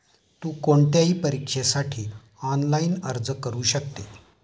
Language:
Marathi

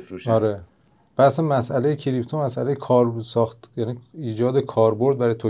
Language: Persian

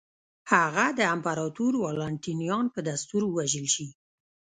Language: Pashto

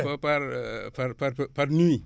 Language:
Wolof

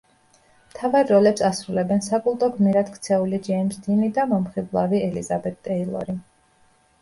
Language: Georgian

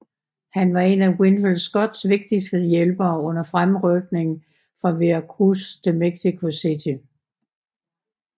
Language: Danish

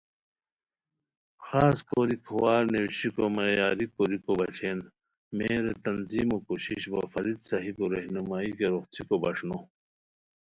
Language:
Khowar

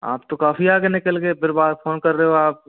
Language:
Hindi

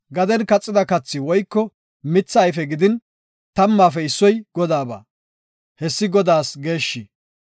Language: Gofa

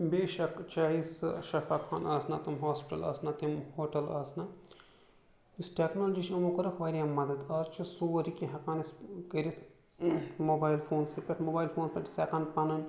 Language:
Kashmiri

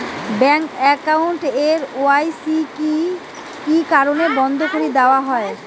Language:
Bangla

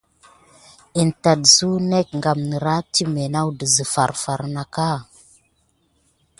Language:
Gidar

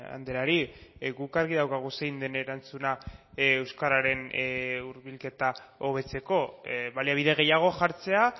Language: Basque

